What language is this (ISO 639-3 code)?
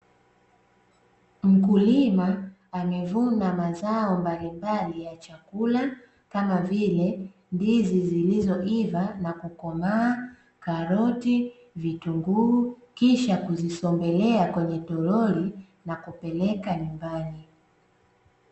swa